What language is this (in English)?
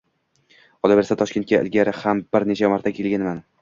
Uzbek